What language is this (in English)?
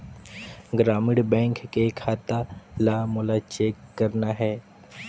Chhattisgarhi